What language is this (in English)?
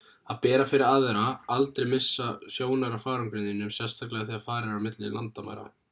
Icelandic